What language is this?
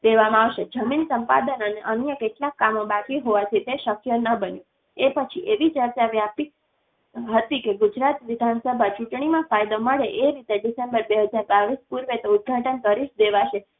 Gujarati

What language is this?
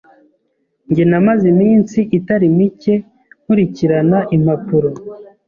Kinyarwanda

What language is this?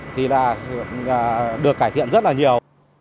Vietnamese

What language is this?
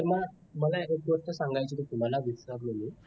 Marathi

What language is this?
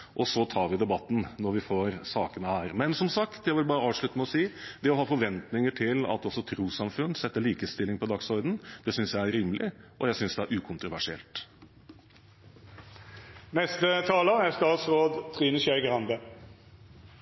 Norwegian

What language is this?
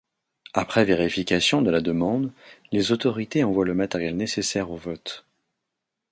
French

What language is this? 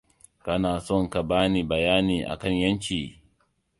Hausa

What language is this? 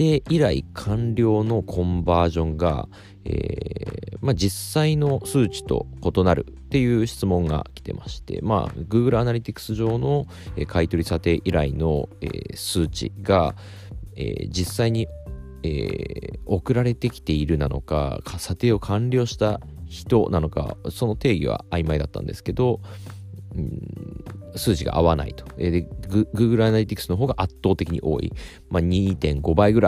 Japanese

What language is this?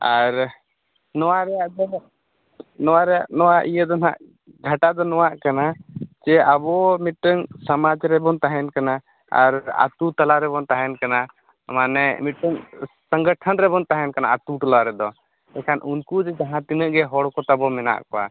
Santali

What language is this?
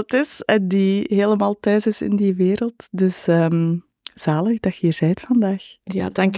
Dutch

